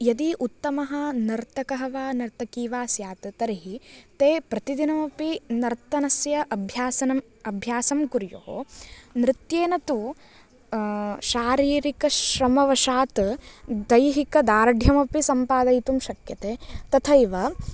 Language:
Sanskrit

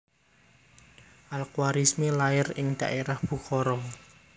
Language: Javanese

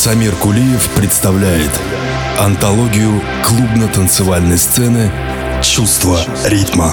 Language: Russian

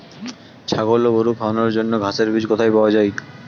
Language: Bangla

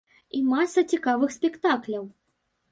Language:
Belarusian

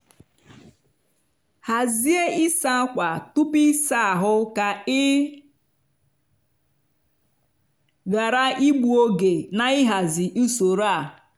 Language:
Igbo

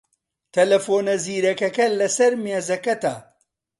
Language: Central Kurdish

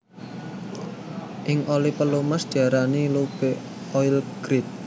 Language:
Javanese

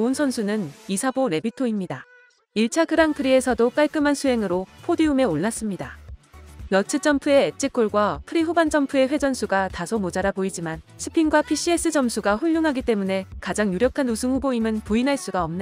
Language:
Korean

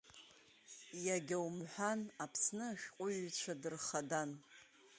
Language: Abkhazian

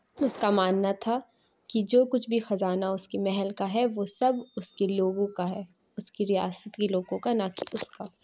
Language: Urdu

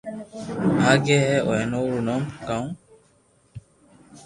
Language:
Loarki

